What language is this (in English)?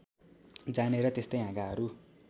Nepali